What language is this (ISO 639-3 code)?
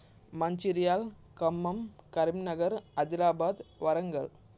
tel